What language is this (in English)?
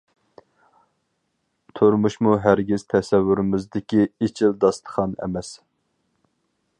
Uyghur